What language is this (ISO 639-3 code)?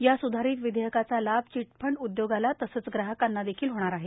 mar